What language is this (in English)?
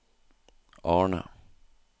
Norwegian